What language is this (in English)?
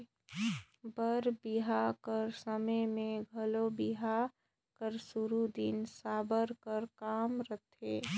Chhattisgarhi